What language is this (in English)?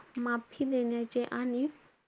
Marathi